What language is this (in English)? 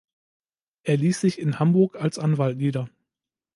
German